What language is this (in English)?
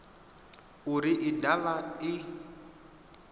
Venda